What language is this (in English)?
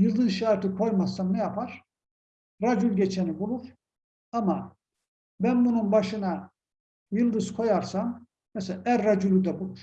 Turkish